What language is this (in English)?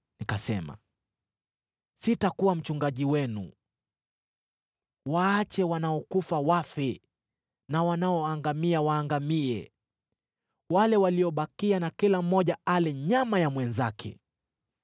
Swahili